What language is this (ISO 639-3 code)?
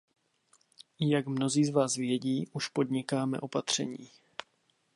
ces